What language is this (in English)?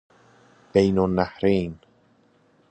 Persian